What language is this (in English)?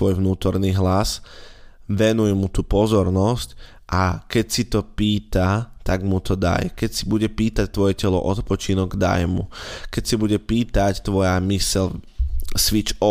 Slovak